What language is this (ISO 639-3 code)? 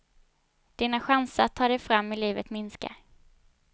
swe